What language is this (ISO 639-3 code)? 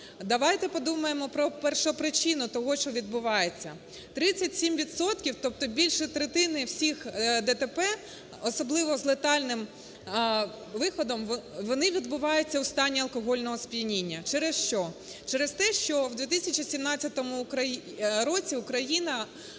ukr